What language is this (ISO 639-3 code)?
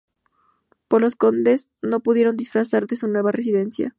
spa